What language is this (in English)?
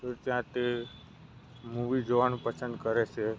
Gujarati